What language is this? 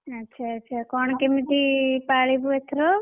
Odia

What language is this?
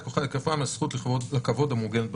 Hebrew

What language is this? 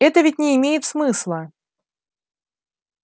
Russian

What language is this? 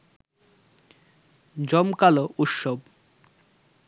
Bangla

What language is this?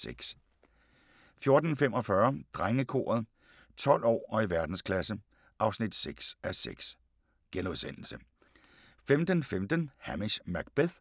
Danish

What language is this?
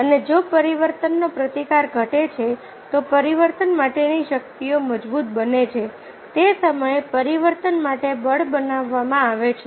Gujarati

